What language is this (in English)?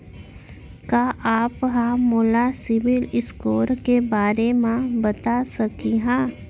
Chhattisgarhi